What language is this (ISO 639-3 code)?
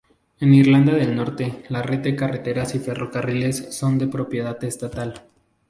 spa